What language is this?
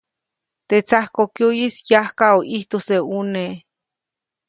Copainalá Zoque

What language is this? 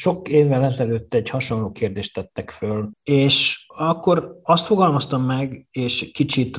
Hungarian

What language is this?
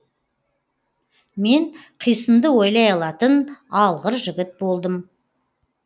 Kazakh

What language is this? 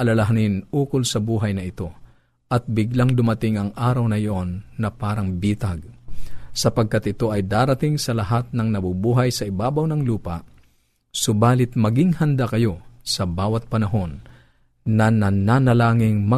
Filipino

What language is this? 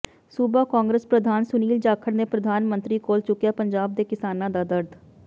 Punjabi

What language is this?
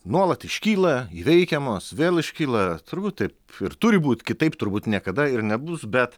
Lithuanian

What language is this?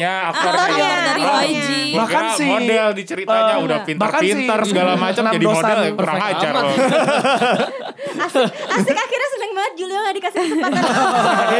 Indonesian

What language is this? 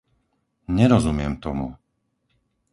Slovak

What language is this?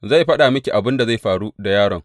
Hausa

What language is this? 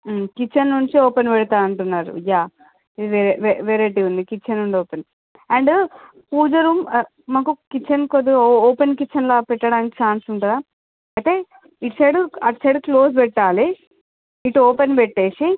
Telugu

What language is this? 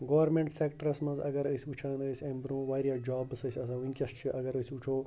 Kashmiri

